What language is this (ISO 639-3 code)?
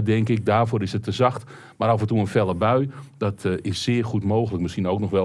nld